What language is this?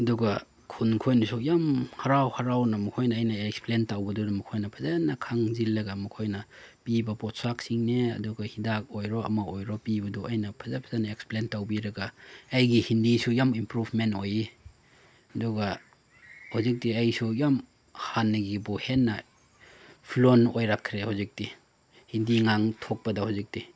Manipuri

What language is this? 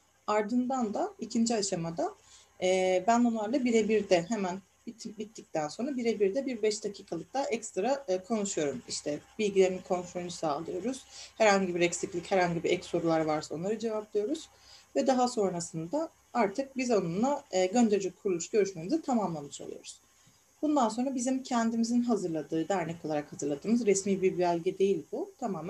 Turkish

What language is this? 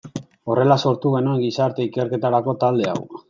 Basque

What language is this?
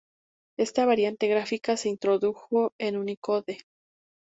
Spanish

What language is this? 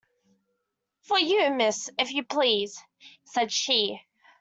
English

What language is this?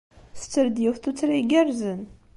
Kabyle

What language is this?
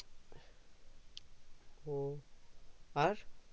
Bangla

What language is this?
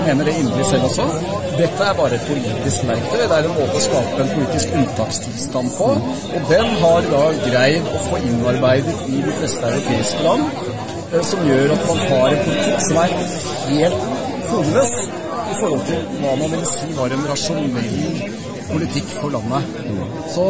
Norwegian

